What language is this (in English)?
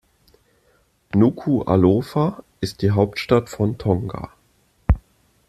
German